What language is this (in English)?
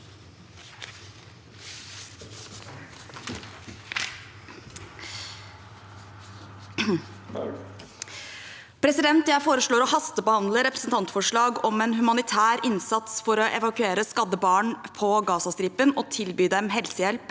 Norwegian